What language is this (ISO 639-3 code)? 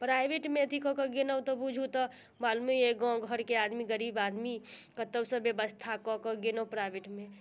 mai